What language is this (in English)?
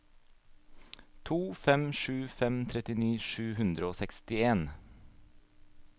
Norwegian